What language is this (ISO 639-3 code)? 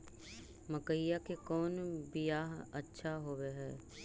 mag